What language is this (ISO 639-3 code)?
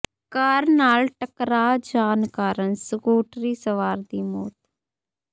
pan